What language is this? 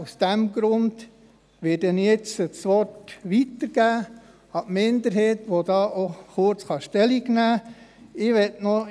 Swiss German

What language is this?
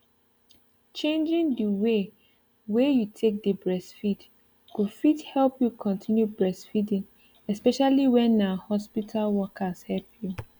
Nigerian Pidgin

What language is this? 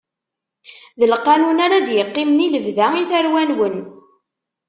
Kabyle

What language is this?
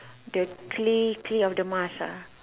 English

